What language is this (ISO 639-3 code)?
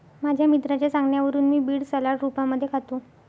mar